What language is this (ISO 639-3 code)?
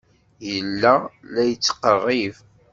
kab